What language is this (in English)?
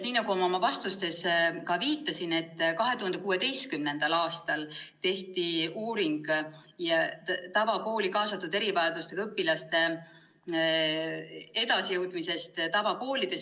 Estonian